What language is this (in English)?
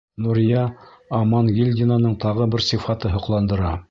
Bashkir